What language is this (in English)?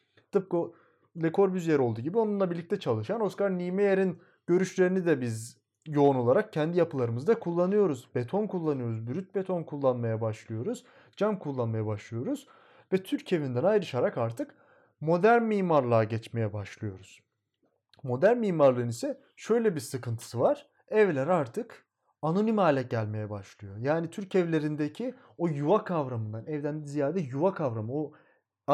Turkish